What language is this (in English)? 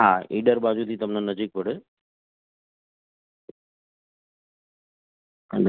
Gujarati